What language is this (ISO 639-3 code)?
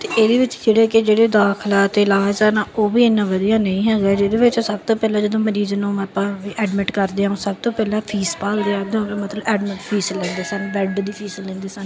pan